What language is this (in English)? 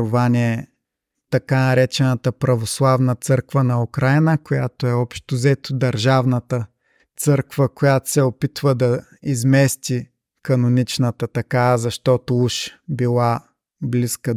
Bulgarian